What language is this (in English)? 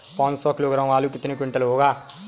Hindi